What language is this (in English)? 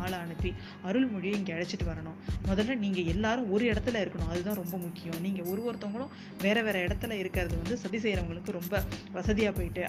Tamil